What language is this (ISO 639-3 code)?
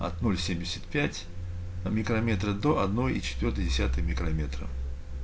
rus